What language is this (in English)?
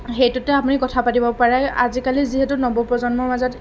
Assamese